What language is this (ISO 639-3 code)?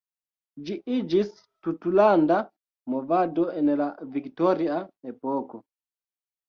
epo